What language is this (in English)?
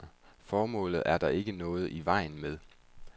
Danish